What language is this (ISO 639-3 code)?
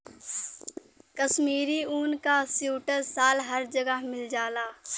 bho